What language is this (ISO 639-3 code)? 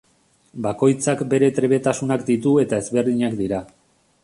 eus